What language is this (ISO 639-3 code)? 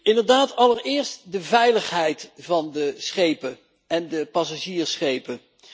nld